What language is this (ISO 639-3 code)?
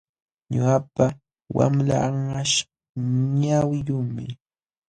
qxw